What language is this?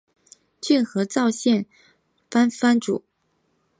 Chinese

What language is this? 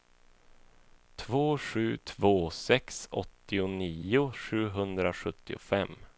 Swedish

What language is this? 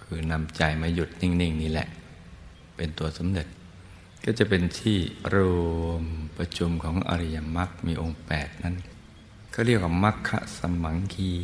Thai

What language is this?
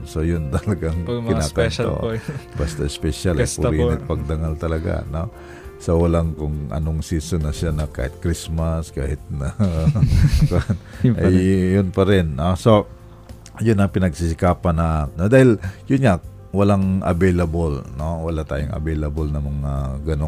Filipino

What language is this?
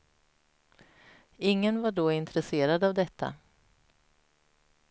Swedish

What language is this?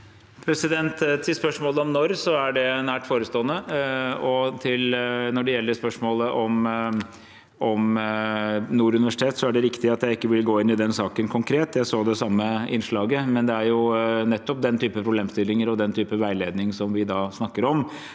Norwegian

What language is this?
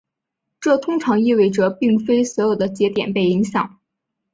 Chinese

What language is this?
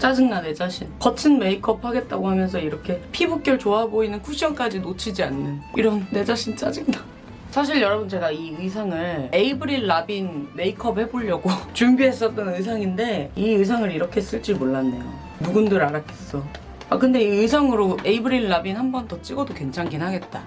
Korean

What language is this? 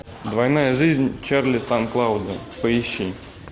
Russian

